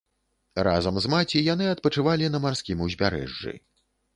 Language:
Belarusian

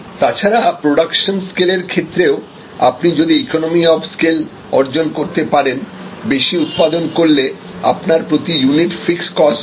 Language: Bangla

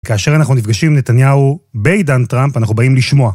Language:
Hebrew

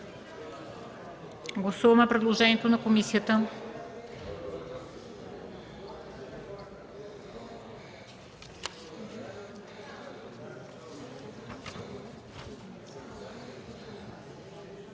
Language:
Bulgarian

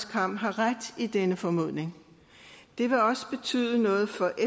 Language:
Danish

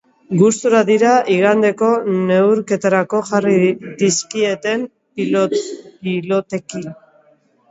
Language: Basque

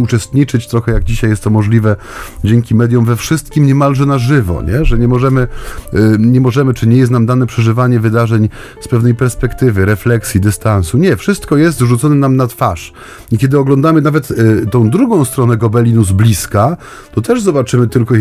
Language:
Polish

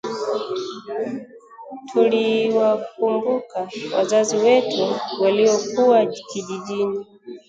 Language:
Swahili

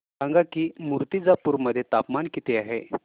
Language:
Marathi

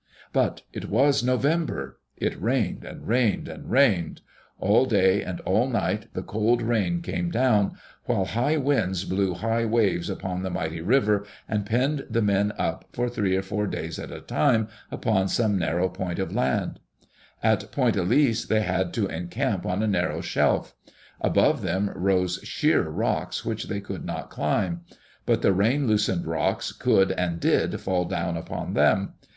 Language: English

